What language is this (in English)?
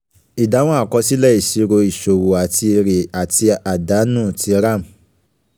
Yoruba